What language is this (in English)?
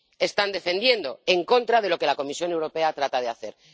Spanish